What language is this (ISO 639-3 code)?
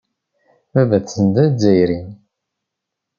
kab